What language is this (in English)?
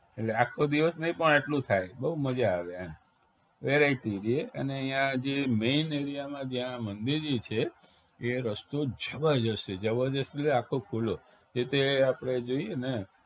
Gujarati